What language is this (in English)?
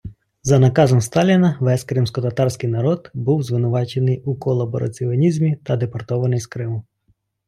Ukrainian